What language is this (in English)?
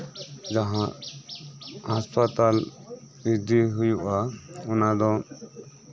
Santali